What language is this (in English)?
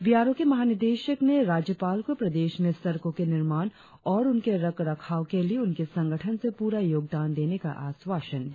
Hindi